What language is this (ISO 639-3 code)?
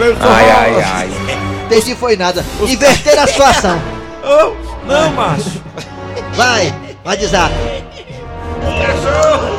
por